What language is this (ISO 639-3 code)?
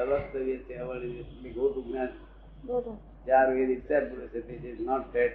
guj